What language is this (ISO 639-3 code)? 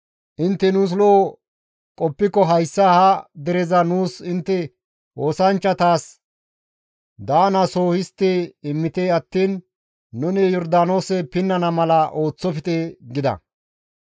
gmv